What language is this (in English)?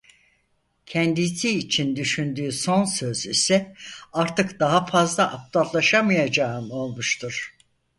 Turkish